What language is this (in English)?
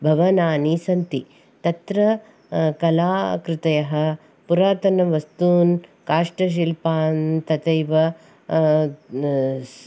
Sanskrit